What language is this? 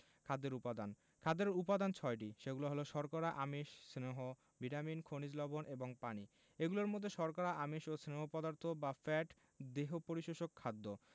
Bangla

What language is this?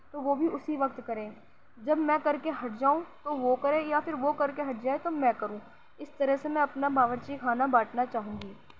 Urdu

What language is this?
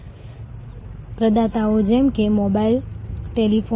Gujarati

